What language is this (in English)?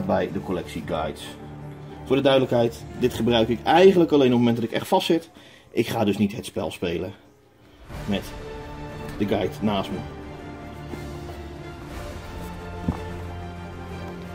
Dutch